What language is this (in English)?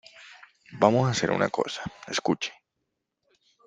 Spanish